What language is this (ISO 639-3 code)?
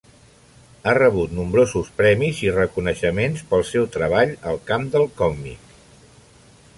cat